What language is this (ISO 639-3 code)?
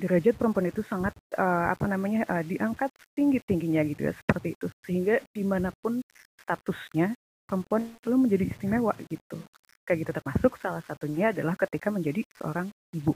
ind